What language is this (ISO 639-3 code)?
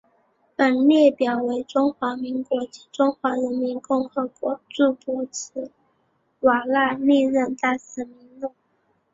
zho